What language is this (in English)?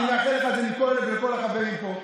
Hebrew